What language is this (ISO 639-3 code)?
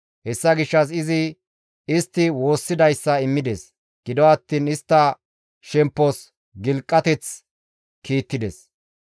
gmv